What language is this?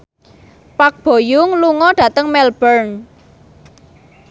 Javanese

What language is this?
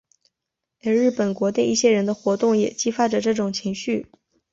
Chinese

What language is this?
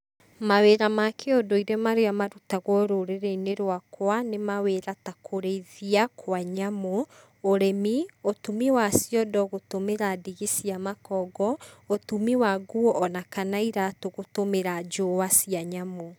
Kikuyu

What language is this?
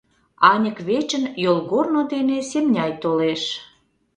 Mari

